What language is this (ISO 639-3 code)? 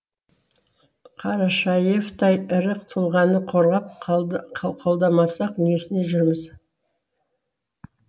kaz